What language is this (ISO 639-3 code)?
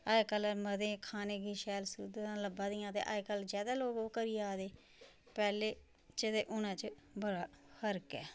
doi